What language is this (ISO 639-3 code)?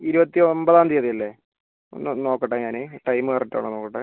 mal